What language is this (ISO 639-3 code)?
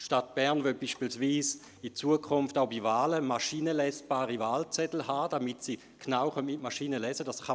gsw